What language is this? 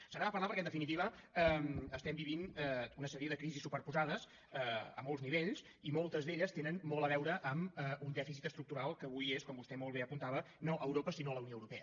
Catalan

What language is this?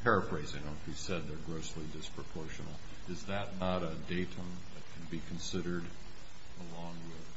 English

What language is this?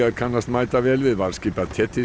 Icelandic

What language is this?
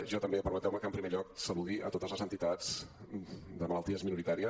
Catalan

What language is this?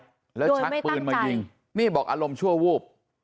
Thai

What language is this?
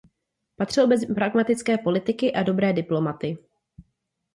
Czech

